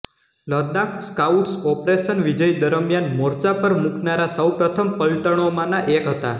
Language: Gujarati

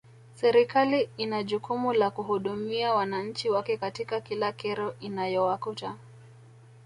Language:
Swahili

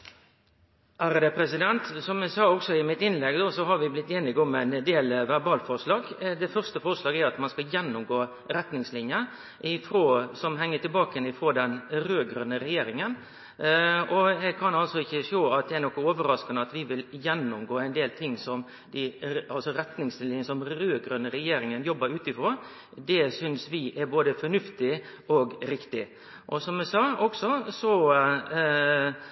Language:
Norwegian Nynorsk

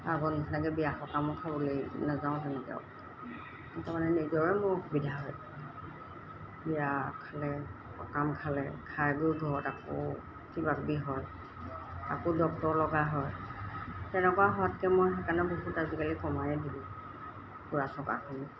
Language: Assamese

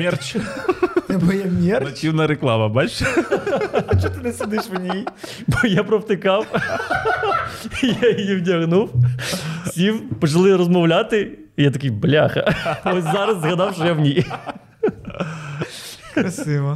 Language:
Ukrainian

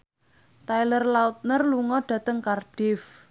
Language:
Javanese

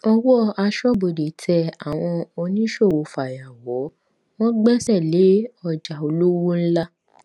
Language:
Yoruba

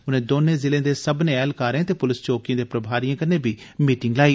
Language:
Dogri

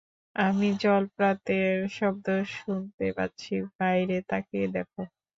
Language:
Bangla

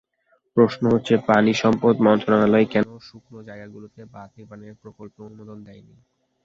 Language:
Bangla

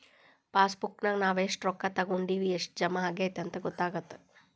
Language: Kannada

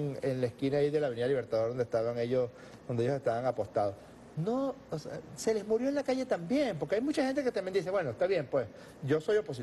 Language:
Spanish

